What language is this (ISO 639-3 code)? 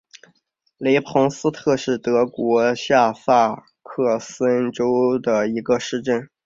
zho